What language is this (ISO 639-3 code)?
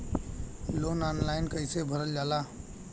bho